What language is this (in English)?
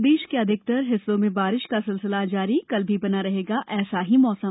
Hindi